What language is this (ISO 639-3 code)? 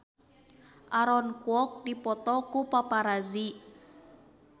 sun